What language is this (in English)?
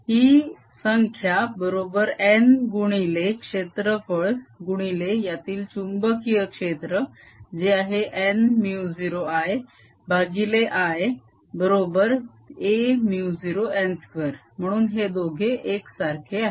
Marathi